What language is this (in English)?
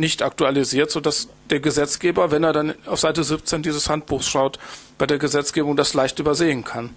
German